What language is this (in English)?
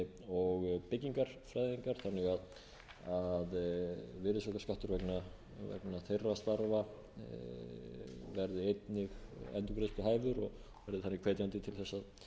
Icelandic